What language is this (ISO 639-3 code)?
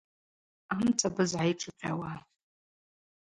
abq